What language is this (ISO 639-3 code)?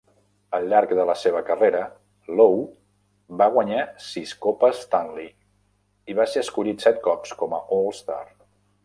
cat